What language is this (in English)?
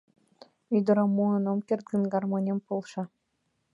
Mari